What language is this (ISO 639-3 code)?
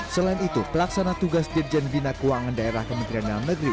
ind